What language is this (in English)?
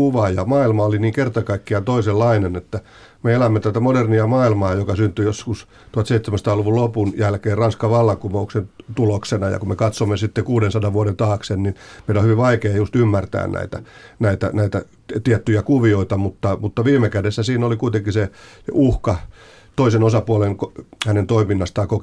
Finnish